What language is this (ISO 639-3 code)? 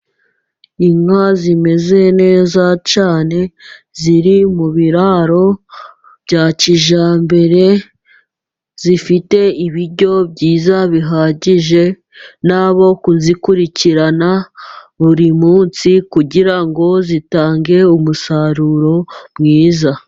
kin